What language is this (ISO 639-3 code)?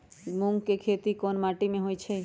mag